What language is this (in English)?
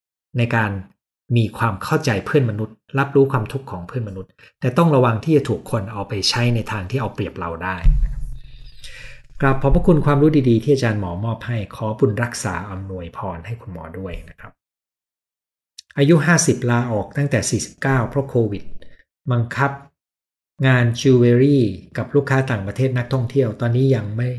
Thai